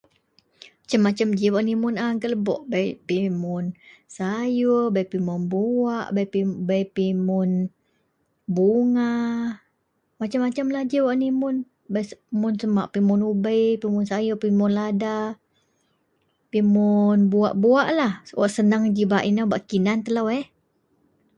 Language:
Central Melanau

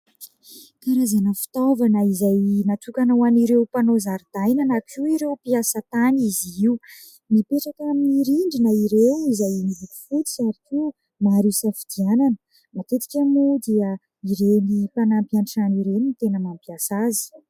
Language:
Malagasy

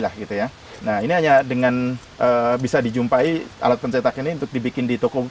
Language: Indonesian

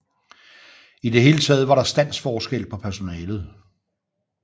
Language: Danish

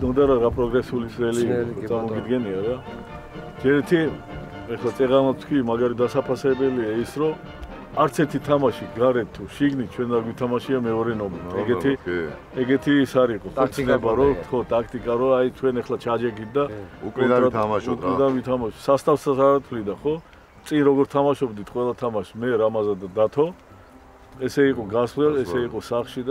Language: Turkish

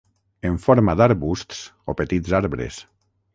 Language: Catalan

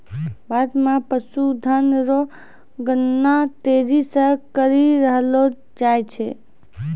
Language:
Maithili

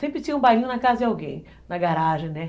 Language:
Portuguese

